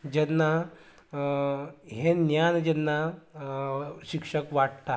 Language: Konkani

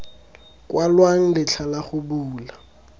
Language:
Tswana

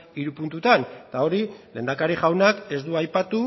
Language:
Basque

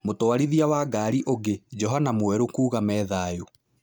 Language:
Kikuyu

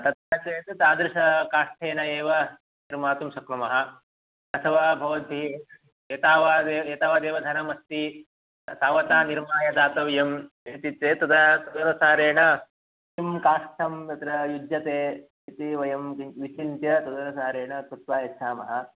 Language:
Sanskrit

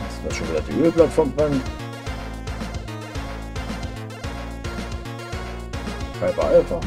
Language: German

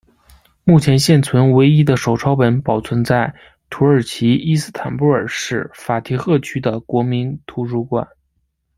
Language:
Chinese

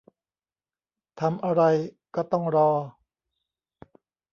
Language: Thai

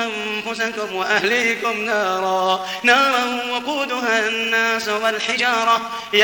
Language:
Arabic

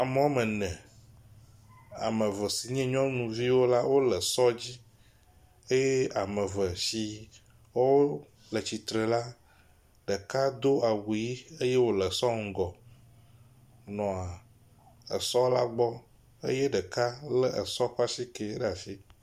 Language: Ewe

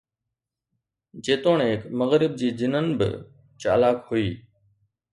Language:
Sindhi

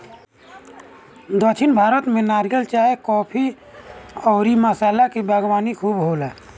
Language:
Bhojpuri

